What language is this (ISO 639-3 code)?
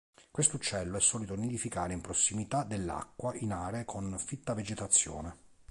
ita